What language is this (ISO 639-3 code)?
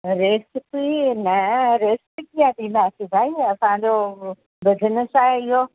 snd